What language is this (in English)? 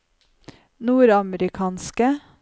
Norwegian